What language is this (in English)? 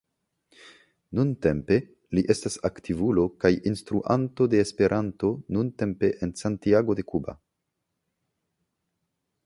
Esperanto